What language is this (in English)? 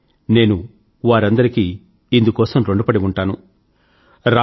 Telugu